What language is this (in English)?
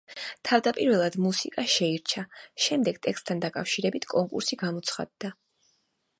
Georgian